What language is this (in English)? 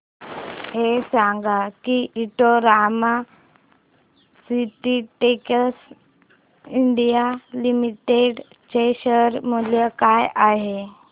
Marathi